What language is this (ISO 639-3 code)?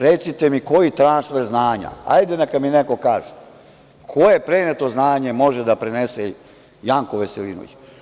srp